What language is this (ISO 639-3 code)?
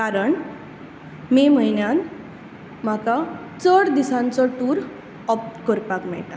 kok